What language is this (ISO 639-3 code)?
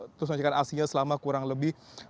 ind